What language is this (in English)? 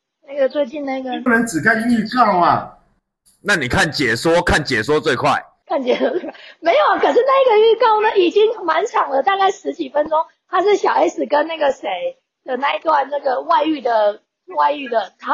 Chinese